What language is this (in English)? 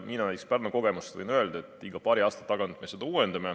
Estonian